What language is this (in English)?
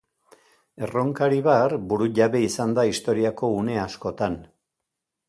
Basque